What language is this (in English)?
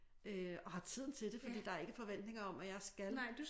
Danish